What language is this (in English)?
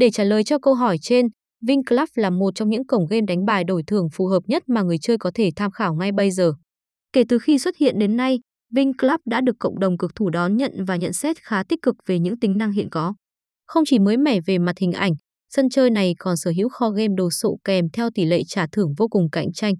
Vietnamese